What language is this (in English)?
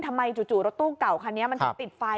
Thai